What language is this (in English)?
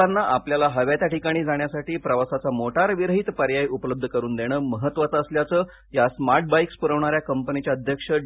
Marathi